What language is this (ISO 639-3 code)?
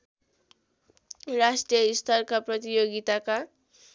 nep